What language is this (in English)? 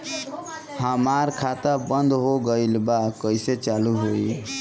Bhojpuri